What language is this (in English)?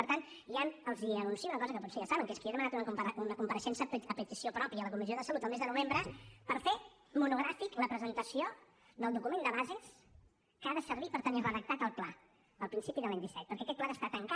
Catalan